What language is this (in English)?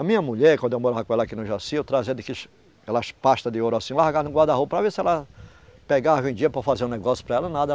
Portuguese